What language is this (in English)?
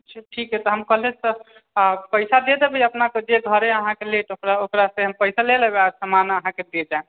Maithili